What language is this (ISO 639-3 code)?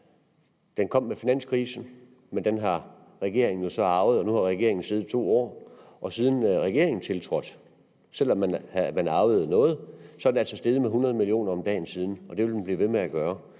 dan